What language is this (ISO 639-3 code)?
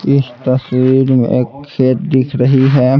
hin